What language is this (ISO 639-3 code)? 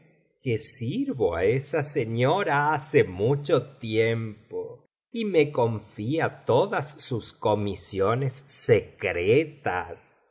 spa